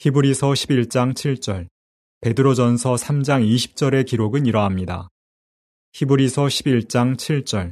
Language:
Korean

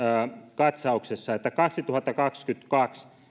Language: Finnish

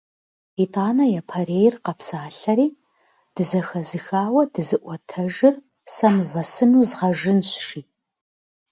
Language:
Kabardian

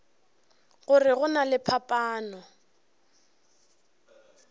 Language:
Northern Sotho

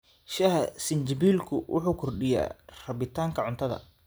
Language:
Somali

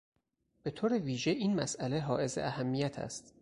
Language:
Persian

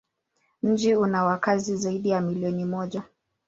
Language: Swahili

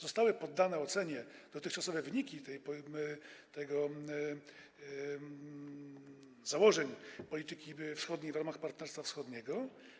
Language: Polish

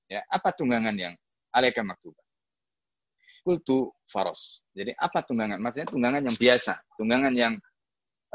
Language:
Indonesian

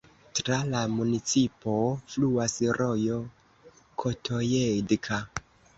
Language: Esperanto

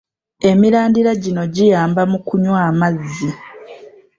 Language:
Ganda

